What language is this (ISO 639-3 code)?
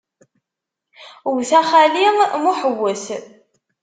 kab